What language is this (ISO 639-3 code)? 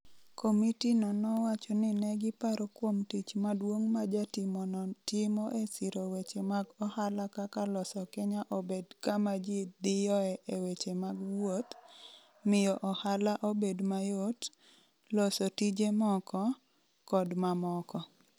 luo